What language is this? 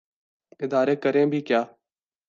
Urdu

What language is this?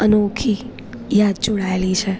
Gujarati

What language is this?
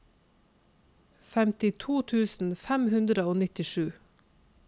Norwegian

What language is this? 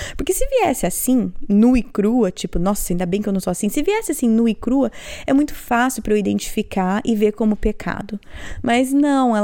Portuguese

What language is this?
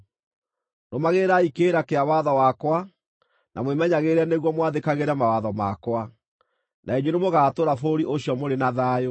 Kikuyu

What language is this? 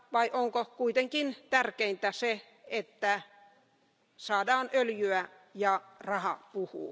Finnish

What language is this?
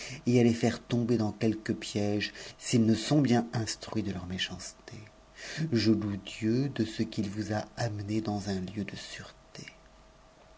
French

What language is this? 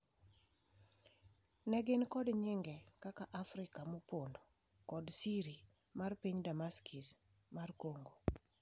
Luo (Kenya and Tanzania)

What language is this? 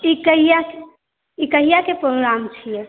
Maithili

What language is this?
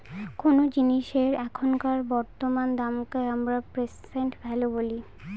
Bangla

